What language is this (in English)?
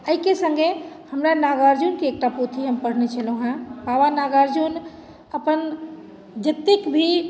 Maithili